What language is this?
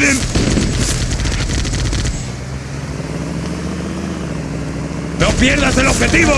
Spanish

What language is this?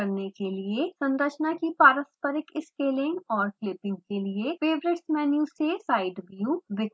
Hindi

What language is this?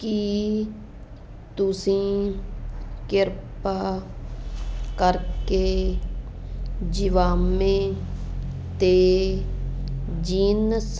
Punjabi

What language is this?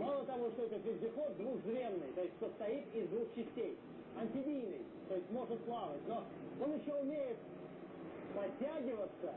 Russian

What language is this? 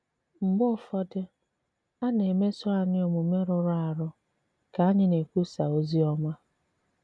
Igbo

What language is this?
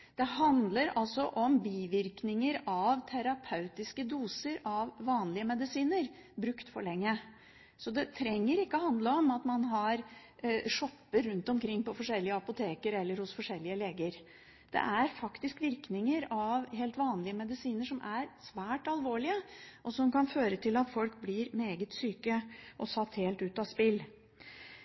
Norwegian Bokmål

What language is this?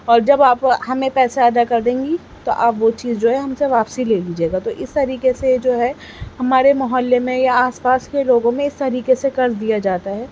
Urdu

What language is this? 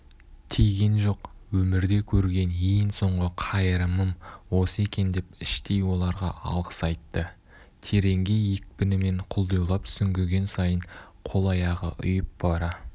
Kazakh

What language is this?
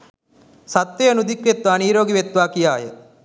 Sinhala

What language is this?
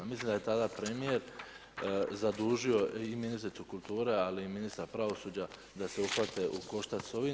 Croatian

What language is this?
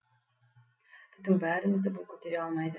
Kazakh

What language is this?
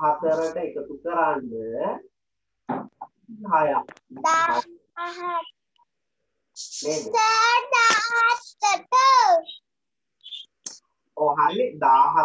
Indonesian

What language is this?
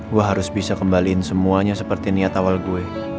Indonesian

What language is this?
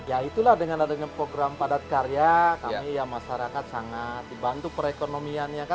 Indonesian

